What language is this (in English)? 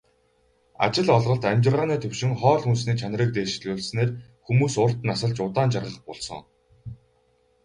Mongolian